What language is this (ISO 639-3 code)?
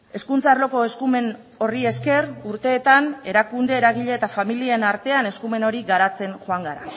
eus